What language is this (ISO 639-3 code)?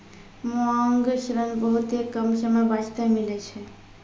mai